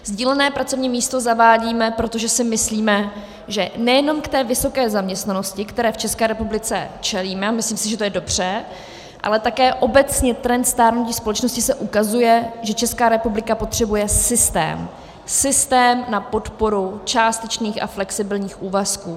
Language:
Czech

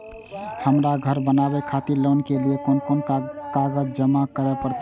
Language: Maithili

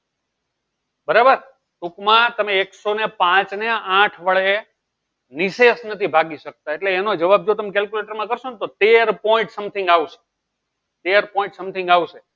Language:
Gujarati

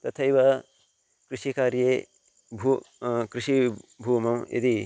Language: Sanskrit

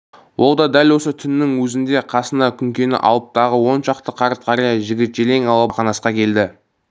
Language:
Kazakh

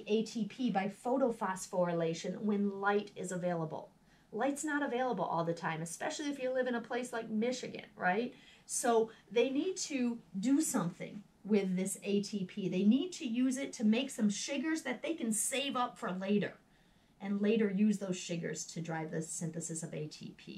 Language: English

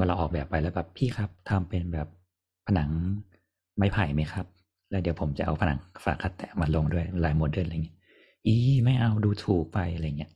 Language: Thai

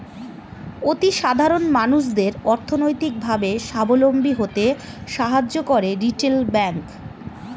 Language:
Bangla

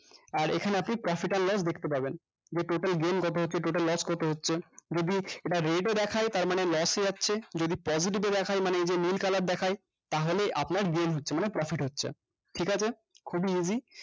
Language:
Bangla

